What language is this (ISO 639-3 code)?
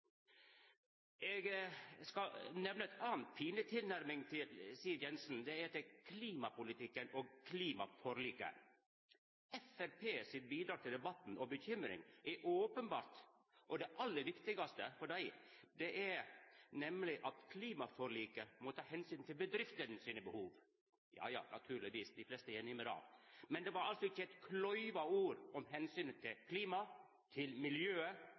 nno